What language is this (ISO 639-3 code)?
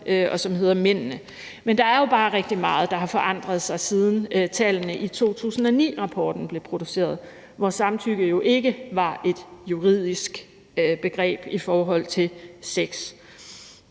dan